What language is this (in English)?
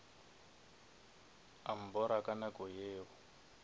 Northern Sotho